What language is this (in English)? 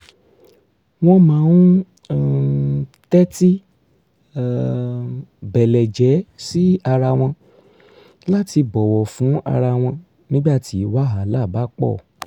Yoruba